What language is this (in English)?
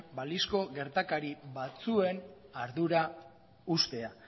Basque